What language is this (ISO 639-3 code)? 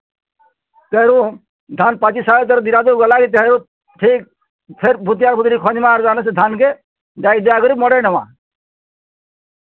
ori